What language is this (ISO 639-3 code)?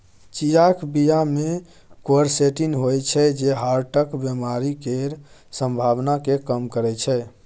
mai